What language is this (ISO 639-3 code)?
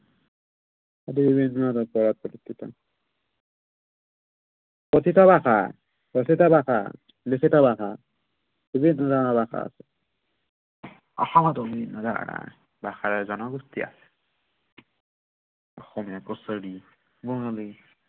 asm